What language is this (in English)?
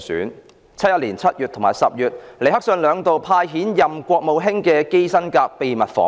Cantonese